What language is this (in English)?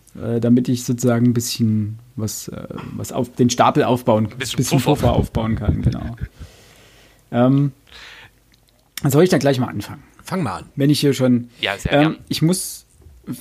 German